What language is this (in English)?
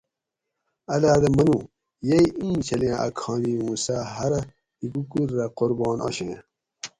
Gawri